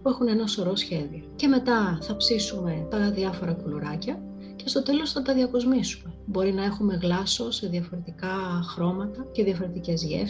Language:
Greek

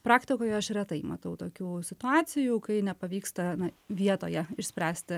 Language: Lithuanian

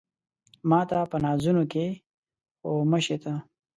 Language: Pashto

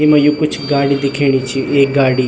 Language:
Garhwali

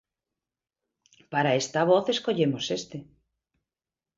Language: Galician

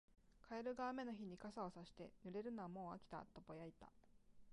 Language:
Japanese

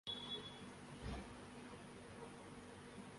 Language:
Urdu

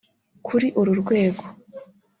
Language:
Kinyarwanda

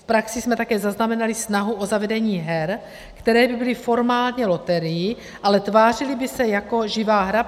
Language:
Czech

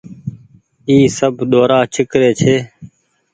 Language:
Goaria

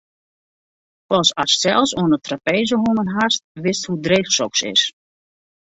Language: Western Frisian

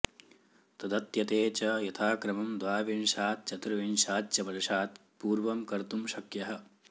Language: Sanskrit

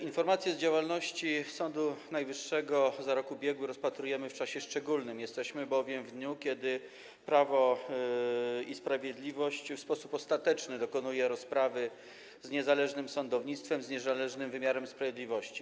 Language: Polish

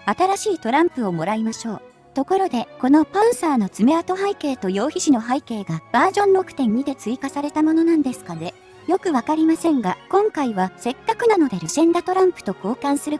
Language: Japanese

